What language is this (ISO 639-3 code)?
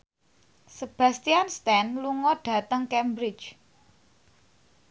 jav